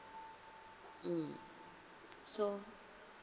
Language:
English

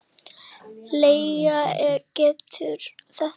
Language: Icelandic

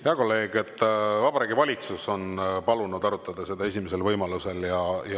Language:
Estonian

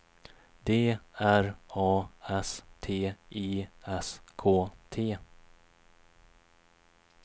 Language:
Swedish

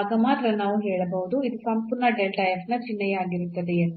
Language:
Kannada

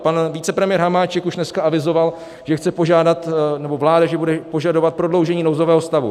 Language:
Czech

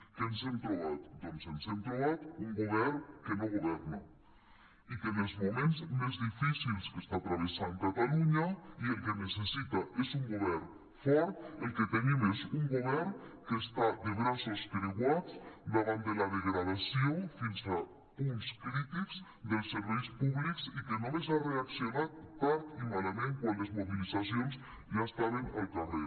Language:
Catalan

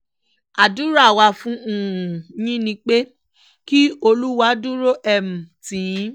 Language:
Yoruba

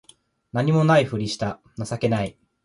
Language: Japanese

